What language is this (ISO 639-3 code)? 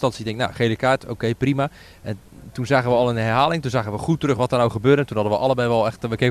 nld